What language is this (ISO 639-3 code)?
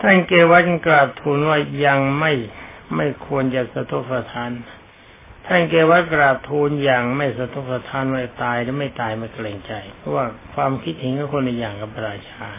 tha